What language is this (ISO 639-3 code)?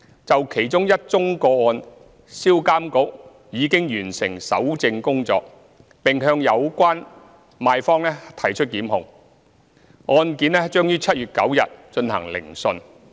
yue